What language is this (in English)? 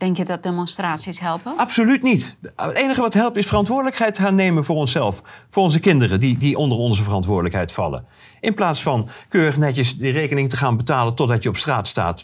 Dutch